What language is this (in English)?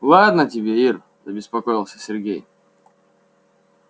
Russian